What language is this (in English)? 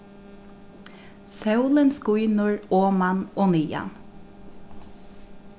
Faroese